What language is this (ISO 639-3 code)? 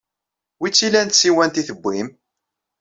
kab